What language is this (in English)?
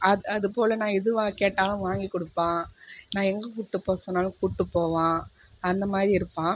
Tamil